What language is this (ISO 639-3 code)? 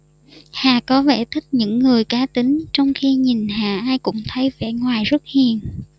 vie